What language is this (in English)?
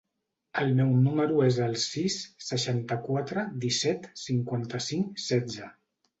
Catalan